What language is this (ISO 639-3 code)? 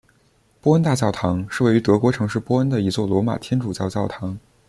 zho